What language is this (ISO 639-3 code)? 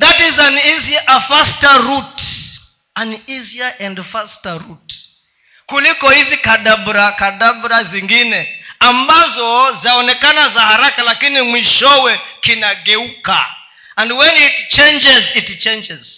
swa